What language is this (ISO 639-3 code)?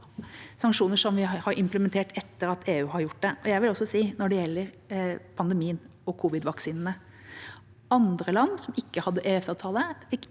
nor